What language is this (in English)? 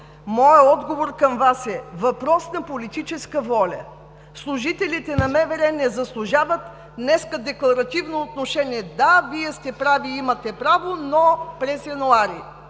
Bulgarian